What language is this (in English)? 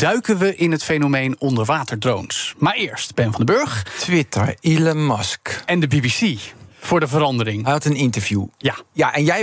Dutch